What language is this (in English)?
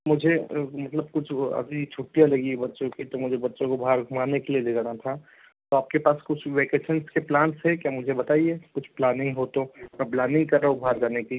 Hindi